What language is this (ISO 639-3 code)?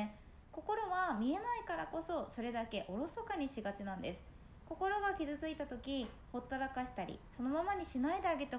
jpn